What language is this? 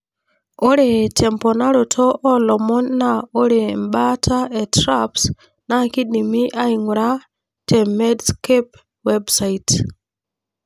Masai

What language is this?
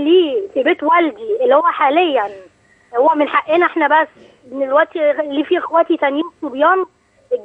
Arabic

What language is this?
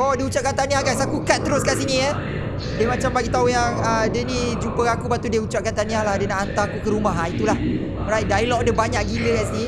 Malay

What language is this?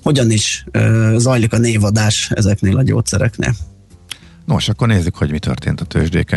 Hungarian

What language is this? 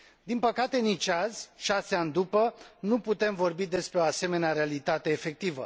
Romanian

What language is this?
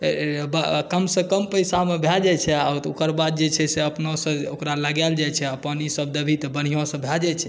Maithili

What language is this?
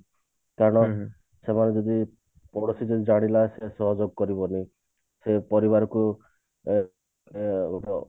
Odia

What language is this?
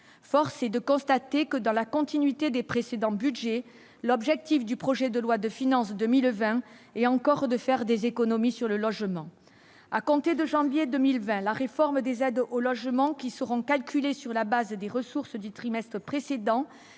French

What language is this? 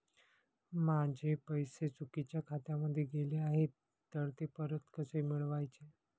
Marathi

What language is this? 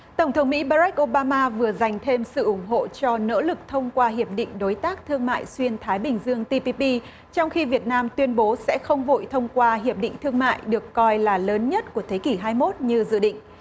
Vietnamese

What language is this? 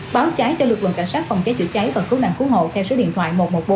Vietnamese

